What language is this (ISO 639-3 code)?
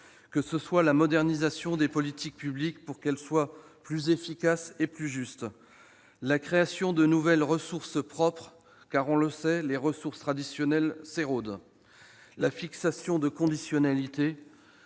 fra